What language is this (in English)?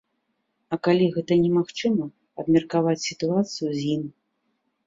Belarusian